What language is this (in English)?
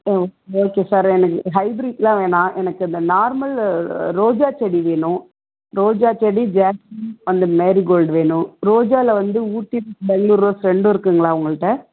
Tamil